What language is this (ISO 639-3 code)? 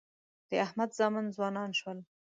pus